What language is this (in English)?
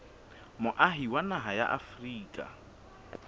Southern Sotho